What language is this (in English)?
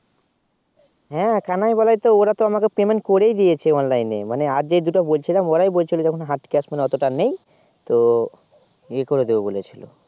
Bangla